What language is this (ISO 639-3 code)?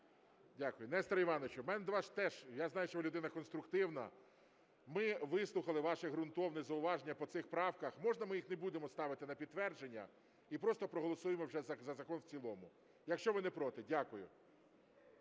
ukr